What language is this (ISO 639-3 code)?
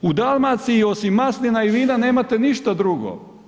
hrv